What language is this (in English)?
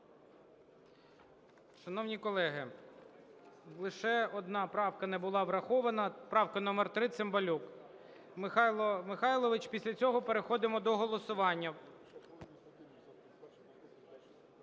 Ukrainian